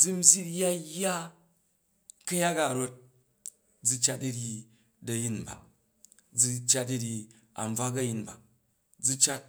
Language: Jju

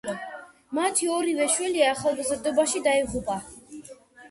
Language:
Georgian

